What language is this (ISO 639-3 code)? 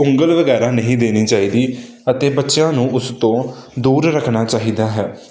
pan